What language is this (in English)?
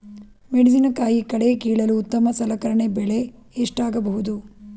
Kannada